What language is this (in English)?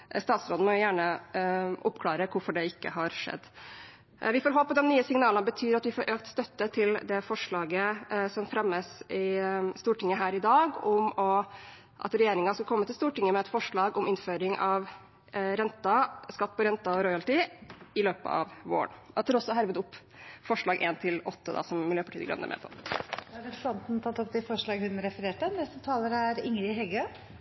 Norwegian